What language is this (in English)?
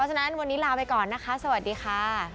Thai